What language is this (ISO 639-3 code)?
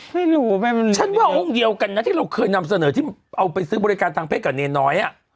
tha